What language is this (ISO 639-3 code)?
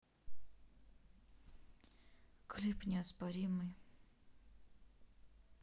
rus